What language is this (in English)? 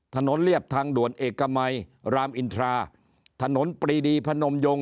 Thai